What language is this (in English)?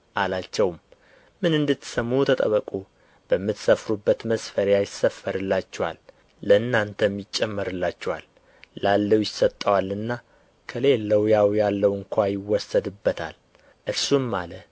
Amharic